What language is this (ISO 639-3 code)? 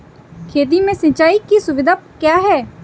hin